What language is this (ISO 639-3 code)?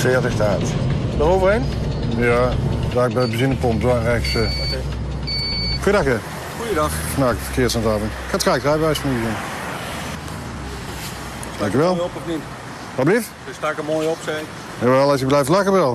nld